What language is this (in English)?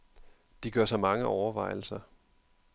Danish